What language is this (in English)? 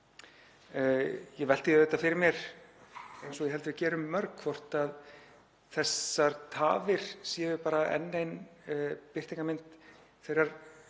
Icelandic